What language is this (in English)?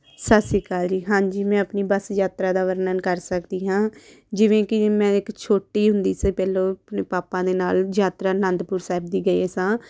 Punjabi